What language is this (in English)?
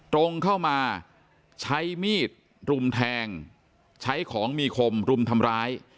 Thai